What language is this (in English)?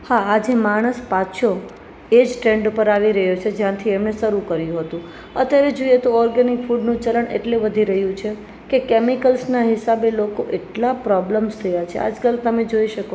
Gujarati